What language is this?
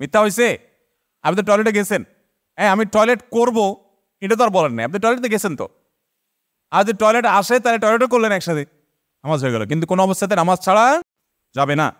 English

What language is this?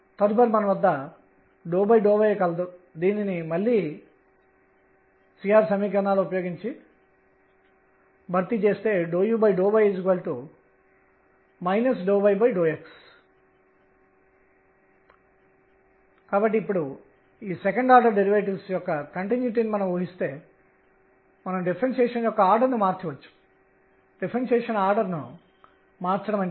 Telugu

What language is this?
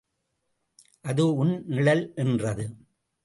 Tamil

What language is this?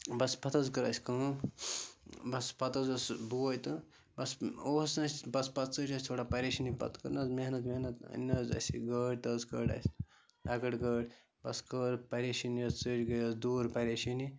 Kashmiri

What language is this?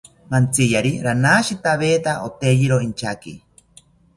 South Ucayali Ashéninka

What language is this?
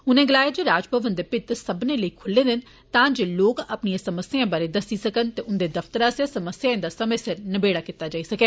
Dogri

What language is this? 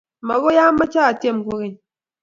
Kalenjin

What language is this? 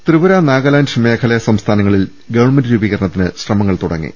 Malayalam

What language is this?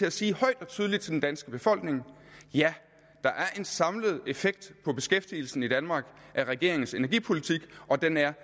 Danish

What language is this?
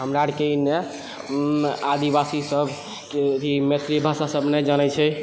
Maithili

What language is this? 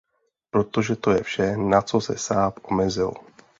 Czech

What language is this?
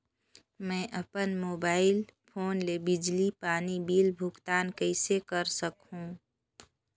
Chhattisgarhi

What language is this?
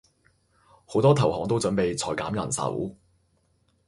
Cantonese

